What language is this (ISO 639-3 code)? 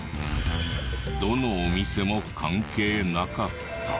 jpn